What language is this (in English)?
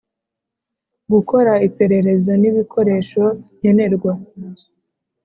Kinyarwanda